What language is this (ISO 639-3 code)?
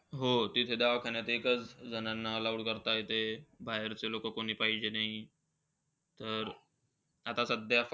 mar